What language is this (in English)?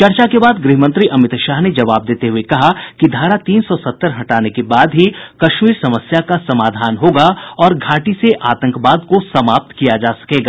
Hindi